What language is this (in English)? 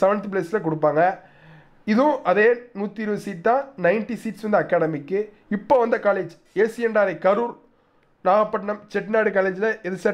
Italian